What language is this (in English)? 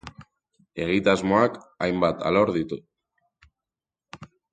Basque